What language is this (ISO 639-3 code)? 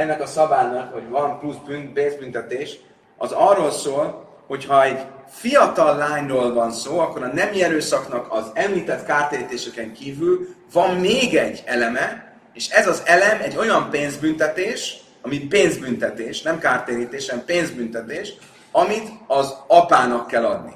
hun